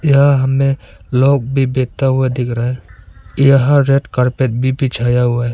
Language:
Hindi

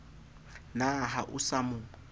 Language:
Southern Sotho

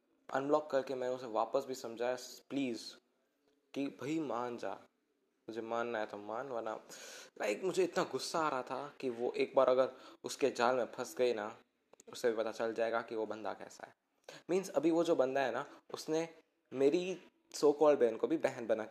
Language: Hindi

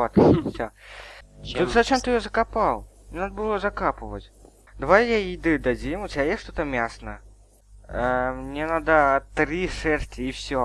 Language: Russian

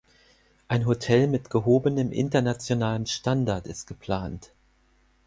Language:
German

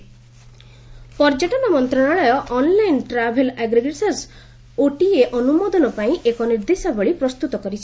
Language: Odia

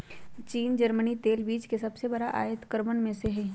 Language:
Magahi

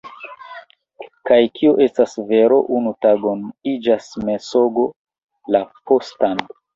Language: Esperanto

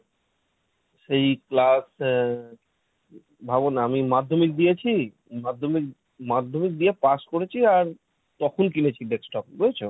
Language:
Bangla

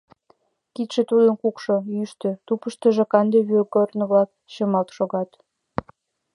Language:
Mari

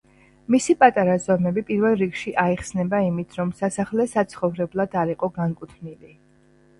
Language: Georgian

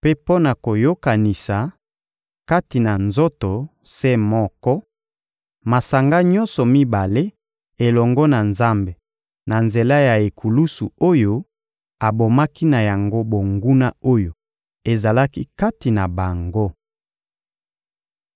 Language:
Lingala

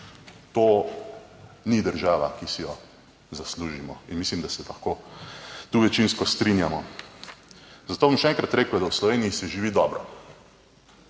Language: Slovenian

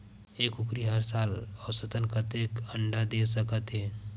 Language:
Chhattisgarhi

